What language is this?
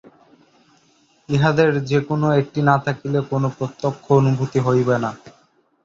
Bangla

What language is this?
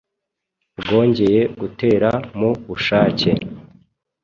Kinyarwanda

